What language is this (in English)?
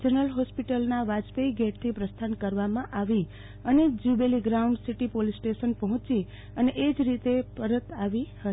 Gujarati